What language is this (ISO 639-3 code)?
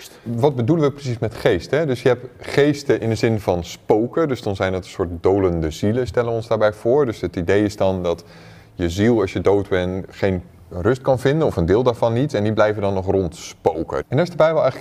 nld